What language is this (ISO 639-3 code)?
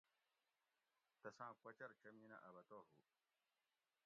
gwc